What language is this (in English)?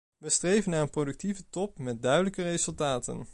Dutch